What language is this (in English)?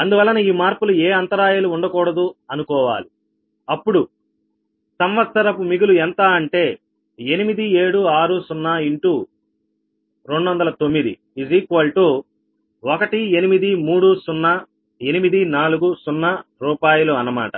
Telugu